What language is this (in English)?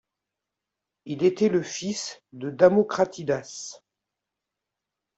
French